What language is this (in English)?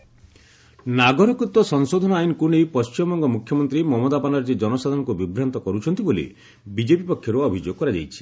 Odia